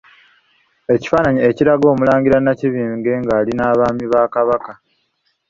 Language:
Ganda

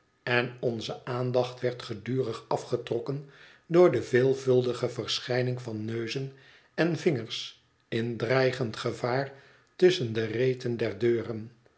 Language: Dutch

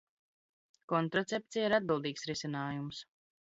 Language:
Latvian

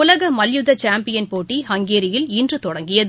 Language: Tamil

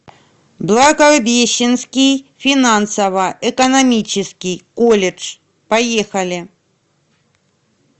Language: Russian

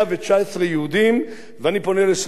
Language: Hebrew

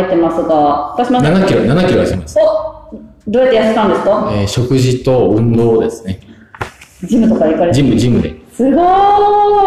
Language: Japanese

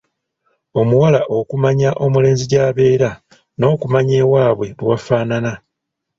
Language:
Ganda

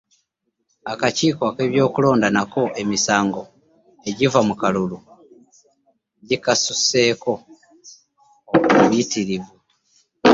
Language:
Ganda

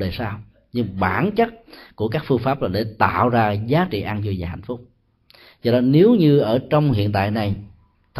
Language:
Vietnamese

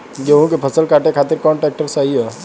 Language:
Bhojpuri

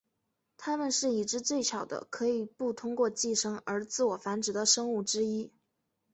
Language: Chinese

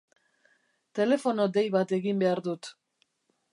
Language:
Basque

